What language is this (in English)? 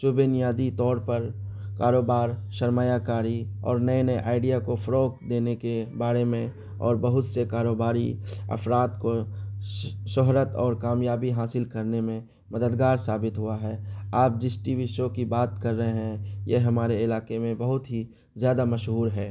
Urdu